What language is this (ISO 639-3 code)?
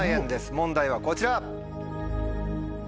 jpn